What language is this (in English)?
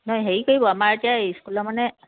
Assamese